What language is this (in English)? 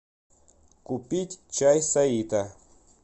Russian